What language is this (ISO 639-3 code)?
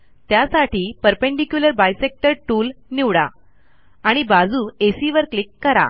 mar